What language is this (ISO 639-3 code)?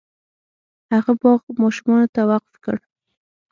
pus